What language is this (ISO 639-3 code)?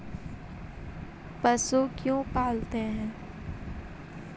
mag